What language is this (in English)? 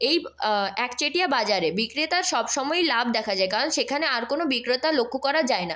Bangla